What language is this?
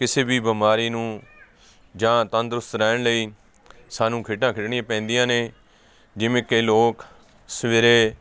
Punjabi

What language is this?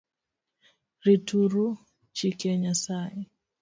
Luo (Kenya and Tanzania)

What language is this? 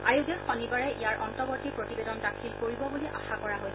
Assamese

